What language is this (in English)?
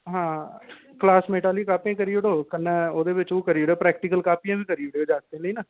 Dogri